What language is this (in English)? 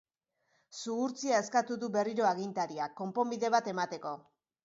Basque